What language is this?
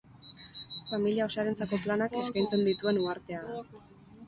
Basque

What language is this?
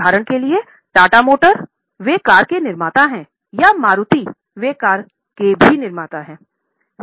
Hindi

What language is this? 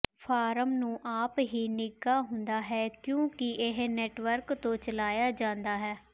Punjabi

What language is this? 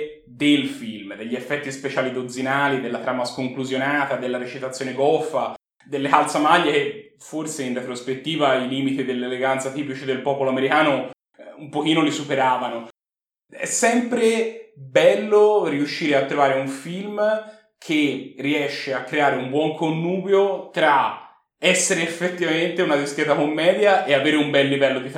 Italian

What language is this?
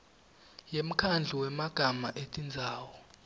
Swati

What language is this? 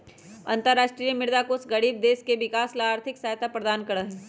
Magahi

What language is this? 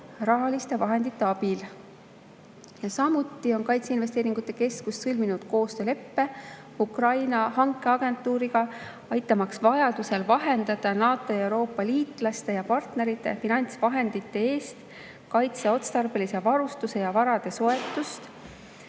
Estonian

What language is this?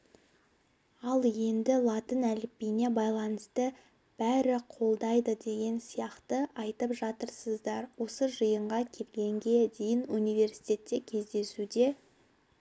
Kazakh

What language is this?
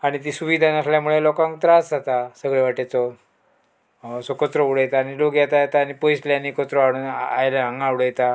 Konkani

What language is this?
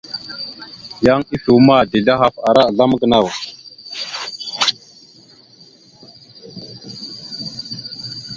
Mada (Cameroon)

